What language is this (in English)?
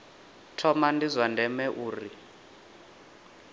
Venda